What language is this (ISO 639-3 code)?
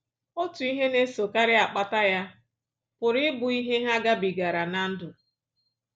ibo